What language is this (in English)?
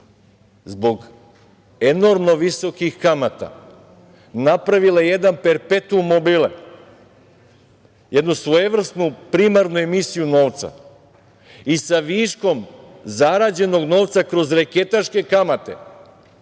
Serbian